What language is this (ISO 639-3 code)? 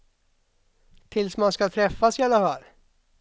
swe